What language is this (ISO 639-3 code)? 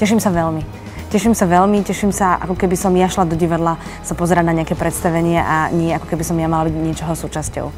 slk